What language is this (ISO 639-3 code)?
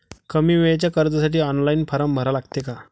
mar